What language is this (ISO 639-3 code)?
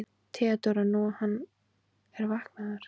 isl